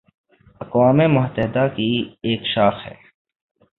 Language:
Urdu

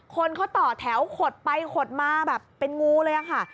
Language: Thai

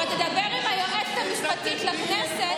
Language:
Hebrew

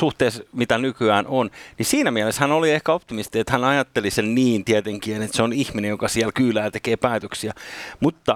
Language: Finnish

